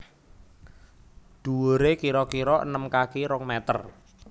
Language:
Javanese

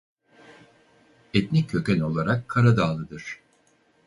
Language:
Turkish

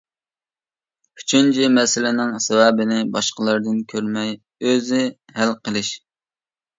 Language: Uyghur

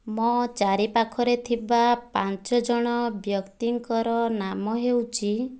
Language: Odia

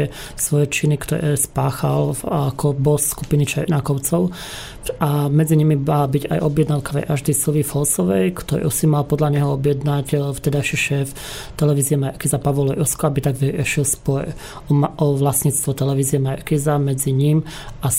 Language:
Slovak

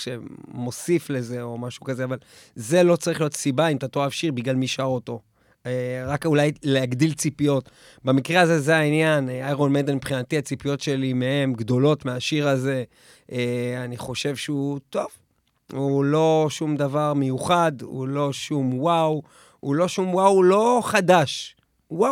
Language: Hebrew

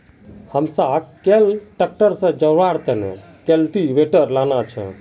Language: Magahi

